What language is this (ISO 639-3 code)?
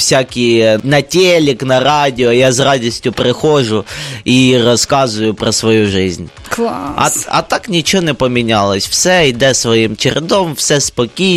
ukr